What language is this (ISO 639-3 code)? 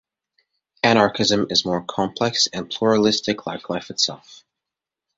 eng